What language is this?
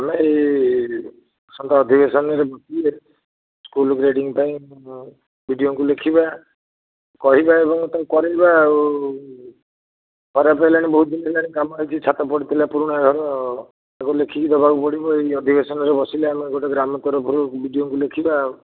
Odia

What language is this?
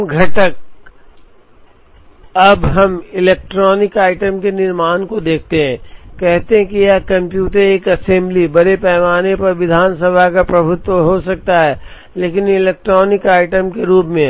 Hindi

